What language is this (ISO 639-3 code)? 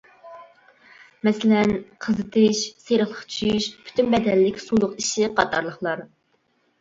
uig